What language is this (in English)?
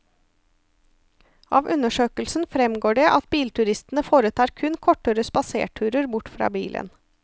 Norwegian